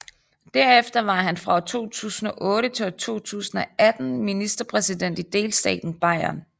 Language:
Danish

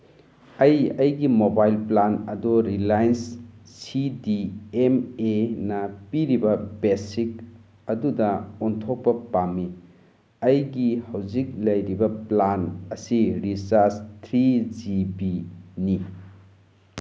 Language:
Manipuri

